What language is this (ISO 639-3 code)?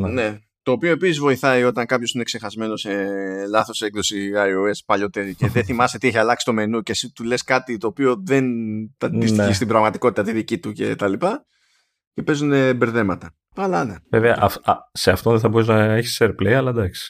ell